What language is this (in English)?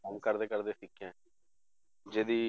Punjabi